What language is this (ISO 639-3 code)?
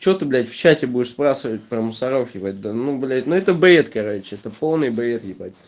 rus